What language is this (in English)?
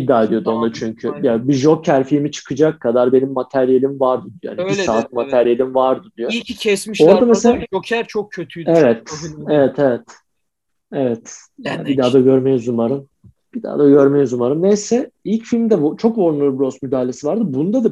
Turkish